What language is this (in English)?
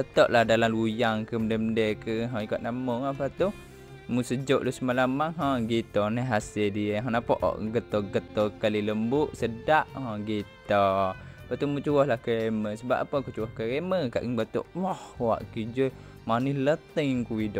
Malay